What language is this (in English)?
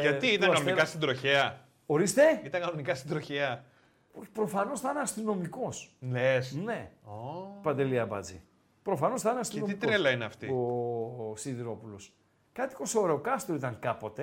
Greek